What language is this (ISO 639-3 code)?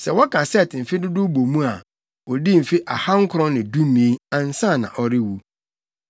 aka